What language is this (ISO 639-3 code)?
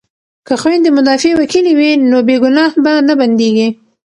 pus